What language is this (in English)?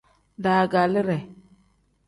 Tem